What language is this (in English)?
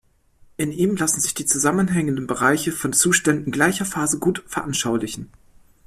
German